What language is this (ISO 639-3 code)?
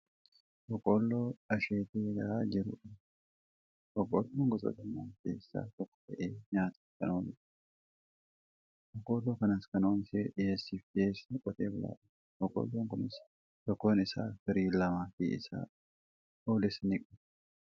orm